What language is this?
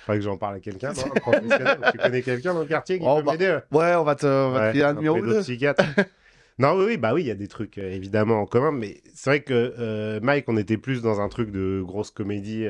French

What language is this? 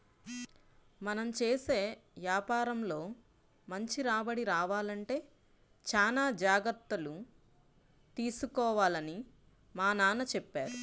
Telugu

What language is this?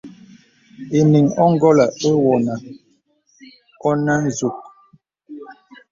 Bebele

